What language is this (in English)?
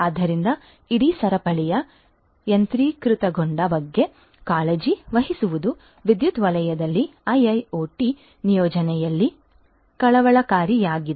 Kannada